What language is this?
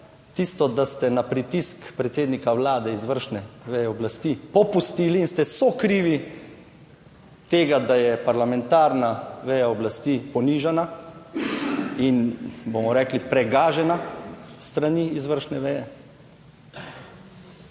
Slovenian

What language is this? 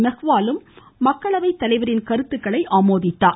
Tamil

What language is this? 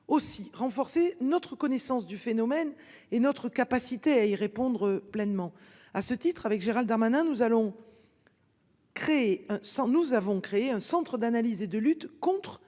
French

